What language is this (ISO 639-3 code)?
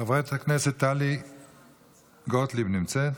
heb